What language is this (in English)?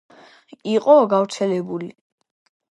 Georgian